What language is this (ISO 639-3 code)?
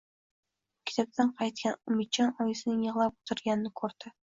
uzb